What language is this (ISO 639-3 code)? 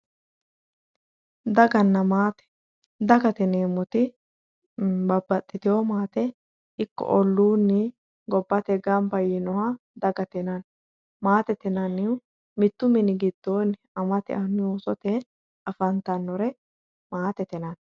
sid